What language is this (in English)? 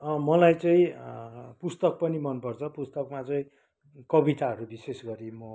Nepali